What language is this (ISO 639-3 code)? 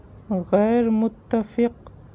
urd